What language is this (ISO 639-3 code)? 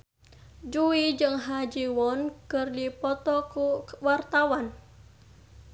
sun